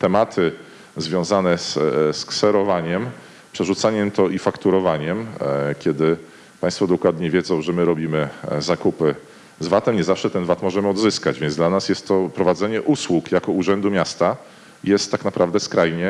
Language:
Polish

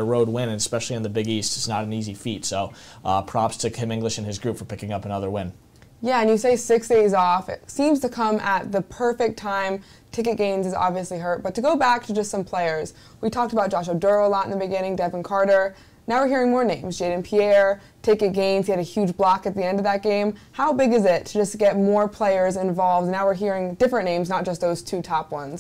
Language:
English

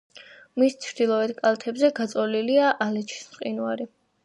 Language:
Georgian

